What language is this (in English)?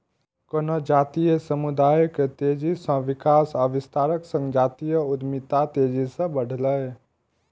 Maithili